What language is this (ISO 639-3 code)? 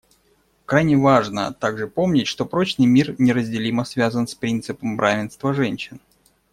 rus